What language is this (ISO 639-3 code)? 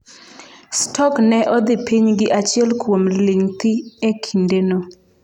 luo